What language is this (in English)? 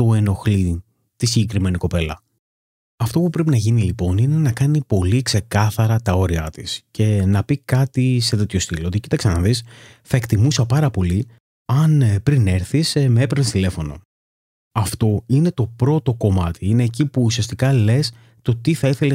Greek